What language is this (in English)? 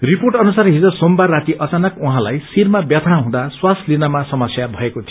Nepali